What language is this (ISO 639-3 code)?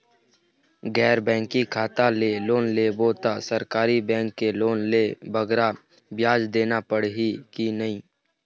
hne